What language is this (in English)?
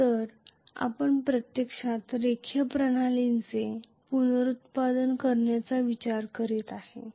Marathi